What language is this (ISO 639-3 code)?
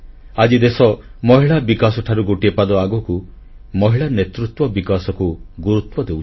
ori